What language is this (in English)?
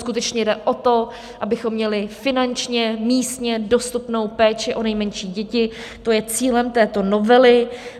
Czech